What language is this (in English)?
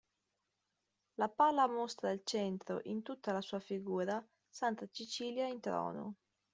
Italian